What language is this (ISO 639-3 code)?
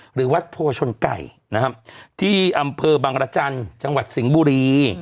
tha